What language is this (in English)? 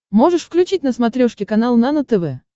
Russian